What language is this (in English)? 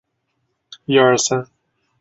Chinese